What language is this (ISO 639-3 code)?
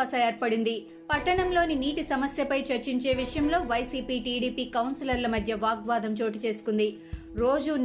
tel